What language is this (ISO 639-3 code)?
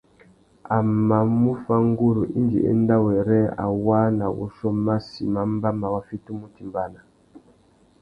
bag